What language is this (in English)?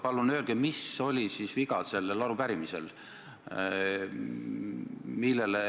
Estonian